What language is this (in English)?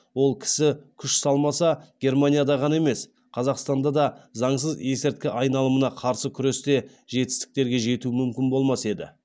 Kazakh